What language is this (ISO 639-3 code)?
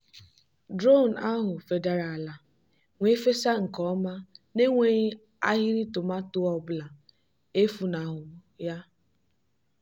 ibo